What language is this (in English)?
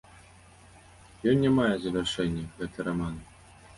Belarusian